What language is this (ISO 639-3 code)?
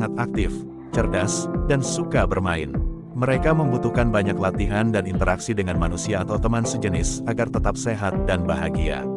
ind